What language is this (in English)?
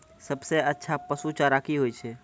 Maithili